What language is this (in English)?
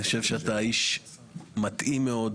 Hebrew